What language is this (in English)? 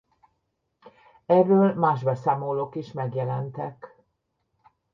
Hungarian